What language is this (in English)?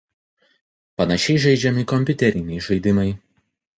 Lithuanian